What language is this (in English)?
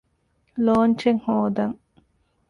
Divehi